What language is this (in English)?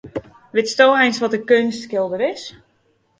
Western Frisian